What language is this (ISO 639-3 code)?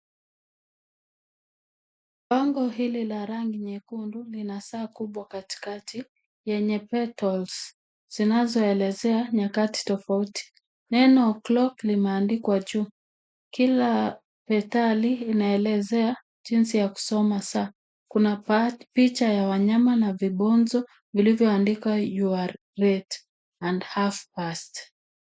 swa